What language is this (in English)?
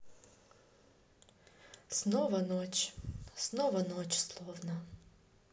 Russian